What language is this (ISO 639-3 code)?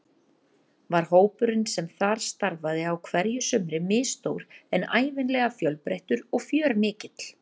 isl